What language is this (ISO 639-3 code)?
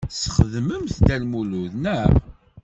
kab